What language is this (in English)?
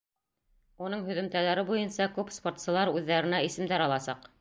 Bashkir